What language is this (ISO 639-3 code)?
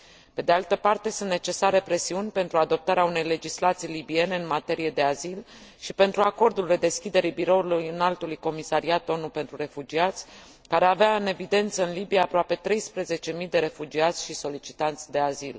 ron